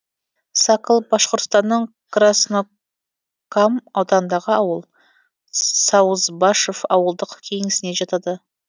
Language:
Kazakh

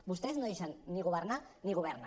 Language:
Catalan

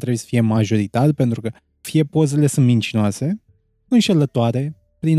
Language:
Romanian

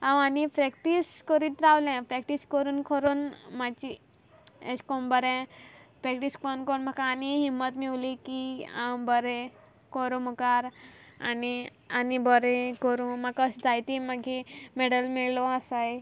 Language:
Konkani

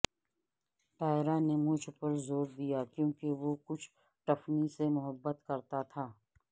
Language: Urdu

